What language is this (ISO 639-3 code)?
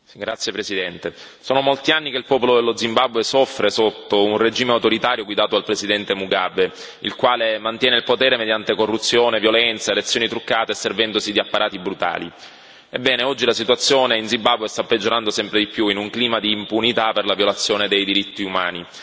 ita